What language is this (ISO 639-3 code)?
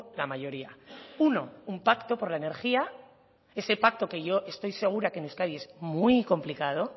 spa